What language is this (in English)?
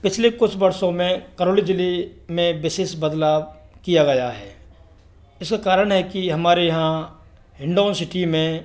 Hindi